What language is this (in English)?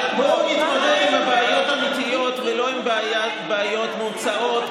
Hebrew